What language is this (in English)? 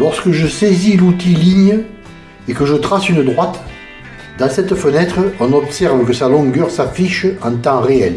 French